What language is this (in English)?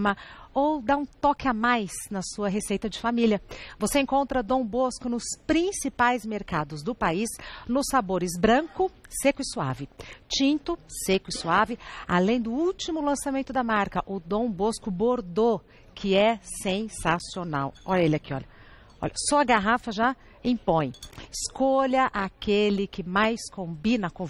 Portuguese